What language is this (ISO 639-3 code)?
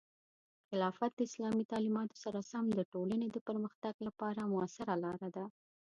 pus